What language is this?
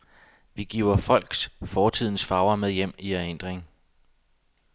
Danish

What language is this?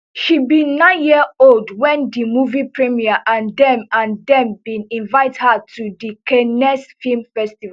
Nigerian Pidgin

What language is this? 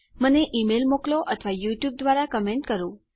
Gujarati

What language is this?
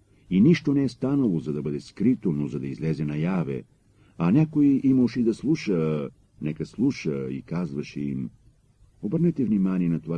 Bulgarian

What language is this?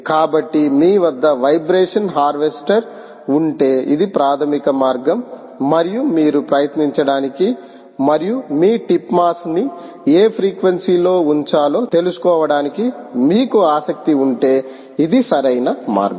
Telugu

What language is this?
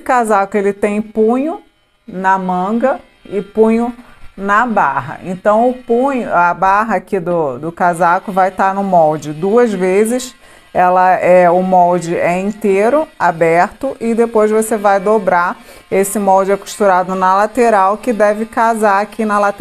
Portuguese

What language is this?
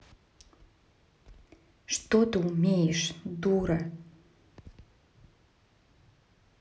Russian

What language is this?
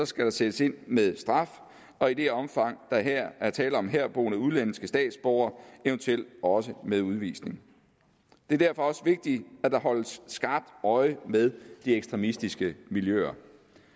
Danish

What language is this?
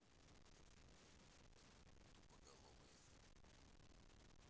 Russian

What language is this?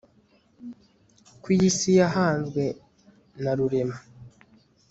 Kinyarwanda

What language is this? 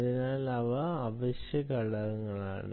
Malayalam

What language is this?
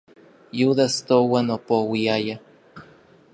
Orizaba Nahuatl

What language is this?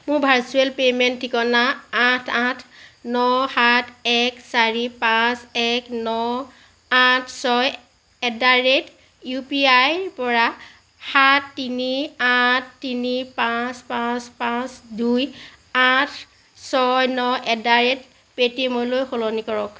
Assamese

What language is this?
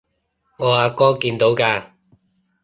Cantonese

